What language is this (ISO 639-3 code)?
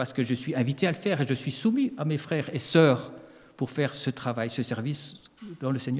fra